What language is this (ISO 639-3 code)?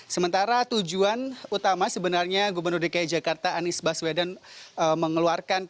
ind